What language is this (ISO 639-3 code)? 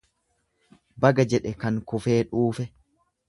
orm